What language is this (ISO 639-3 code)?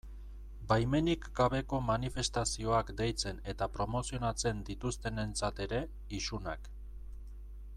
eus